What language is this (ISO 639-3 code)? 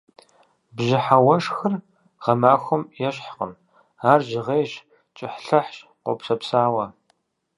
kbd